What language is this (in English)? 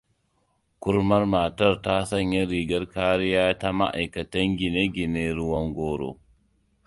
Hausa